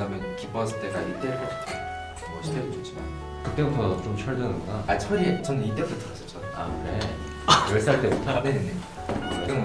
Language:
Korean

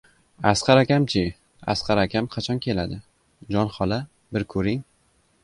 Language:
Uzbek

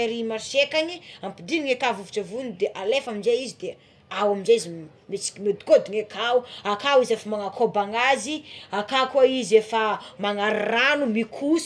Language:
Tsimihety Malagasy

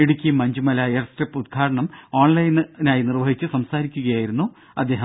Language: Malayalam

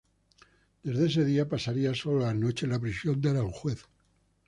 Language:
Spanish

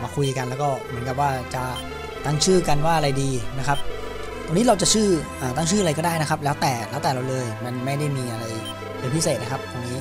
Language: Thai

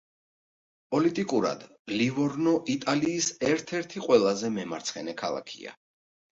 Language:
Georgian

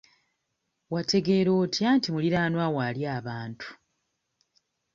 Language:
Ganda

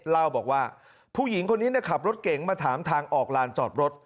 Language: Thai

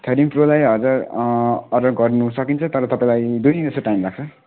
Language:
Nepali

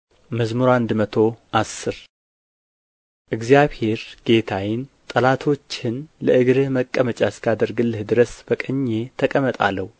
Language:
Amharic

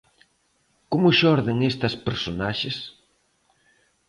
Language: Galician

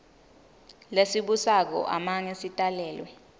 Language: Swati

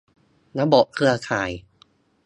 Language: Thai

